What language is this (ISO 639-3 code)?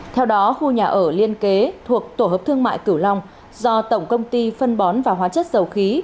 vie